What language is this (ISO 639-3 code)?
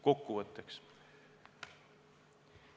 est